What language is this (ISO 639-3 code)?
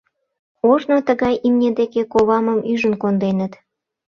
chm